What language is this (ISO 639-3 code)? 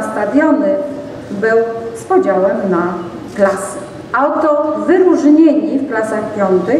pol